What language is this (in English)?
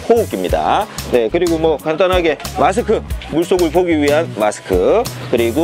Korean